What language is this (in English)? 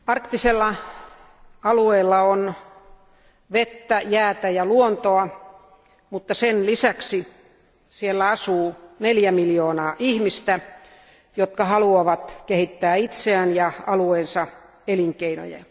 Finnish